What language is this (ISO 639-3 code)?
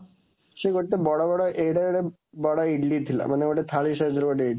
ori